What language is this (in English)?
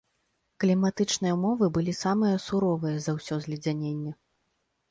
Belarusian